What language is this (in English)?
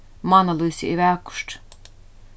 Faroese